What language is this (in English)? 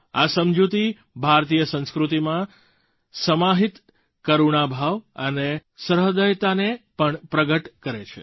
Gujarati